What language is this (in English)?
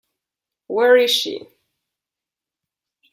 Spanish